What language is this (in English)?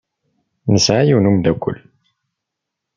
Kabyle